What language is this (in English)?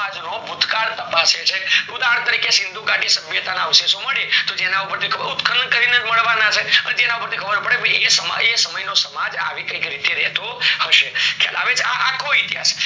Gujarati